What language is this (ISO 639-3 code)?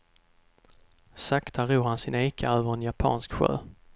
swe